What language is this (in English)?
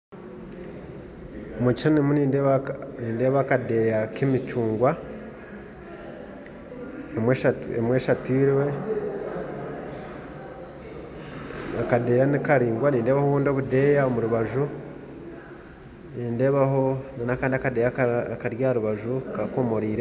Nyankole